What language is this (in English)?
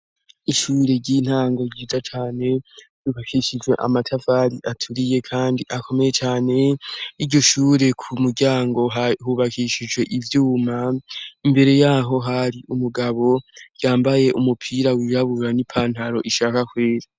Rundi